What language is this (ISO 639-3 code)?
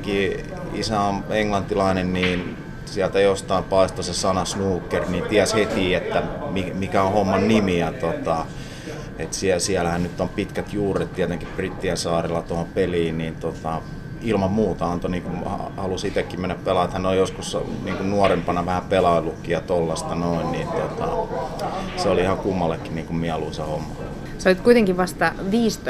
fin